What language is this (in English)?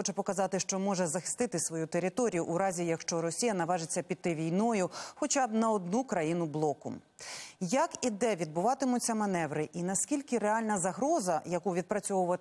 Ukrainian